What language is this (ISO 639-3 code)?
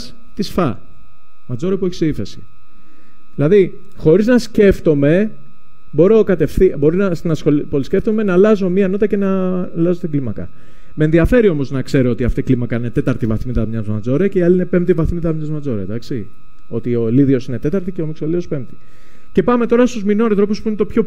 ell